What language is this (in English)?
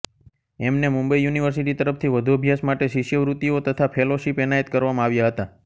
Gujarati